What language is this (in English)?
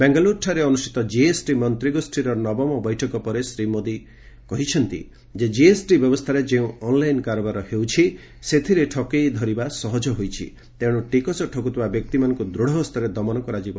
Odia